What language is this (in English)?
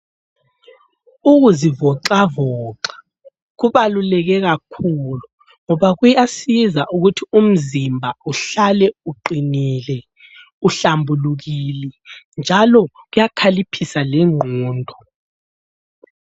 North Ndebele